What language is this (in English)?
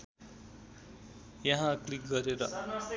Nepali